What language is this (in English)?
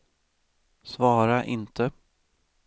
Swedish